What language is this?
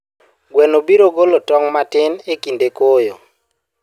Luo (Kenya and Tanzania)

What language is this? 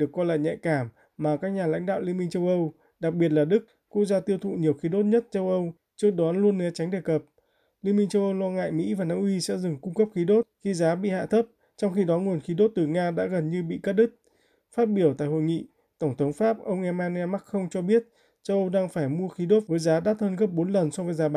Vietnamese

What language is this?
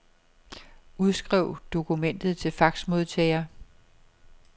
Danish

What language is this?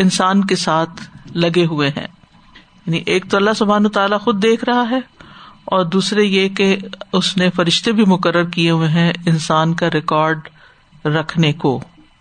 Urdu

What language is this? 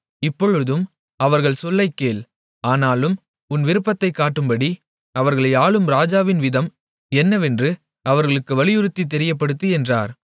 Tamil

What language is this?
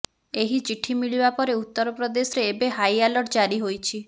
Odia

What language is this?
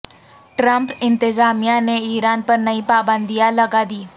Urdu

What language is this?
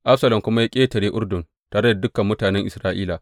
Hausa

